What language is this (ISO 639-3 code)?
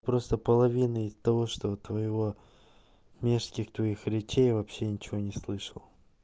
rus